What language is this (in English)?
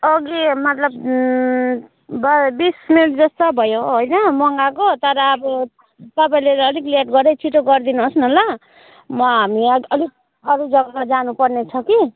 Nepali